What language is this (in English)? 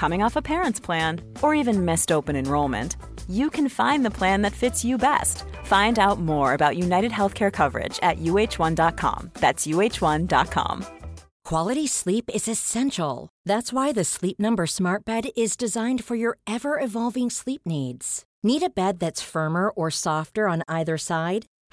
Swedish